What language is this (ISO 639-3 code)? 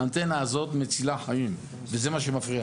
heb